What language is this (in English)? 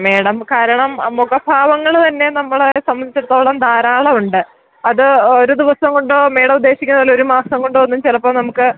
Malayalam